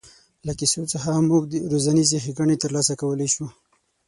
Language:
Pashto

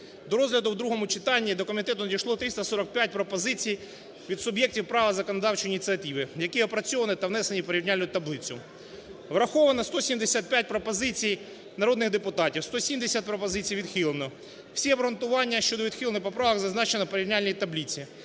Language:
Ukrainian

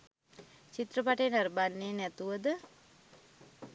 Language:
Sinhala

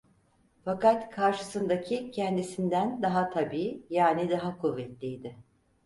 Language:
Turkish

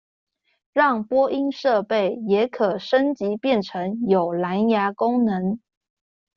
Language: Chinese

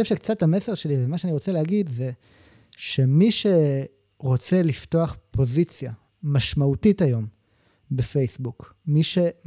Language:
Hebrew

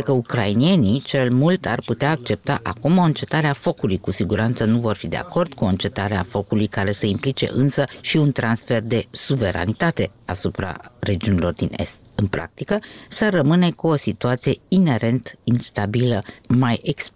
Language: Romanian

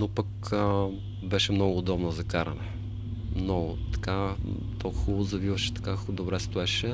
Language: Bulgarian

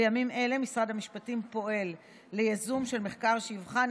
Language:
Hebrew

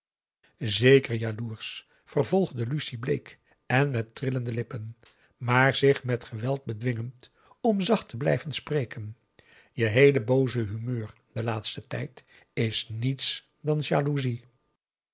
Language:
Dutch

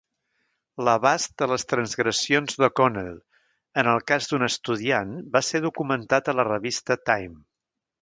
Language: Catalan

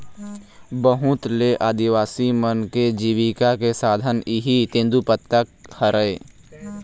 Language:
Chhattisgarhi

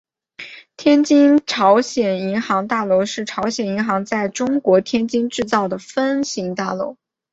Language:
Chinese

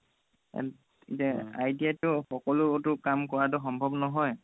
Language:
Assamese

